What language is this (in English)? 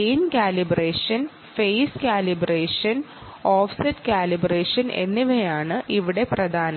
Malayalam